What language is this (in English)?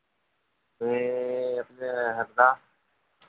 Hindi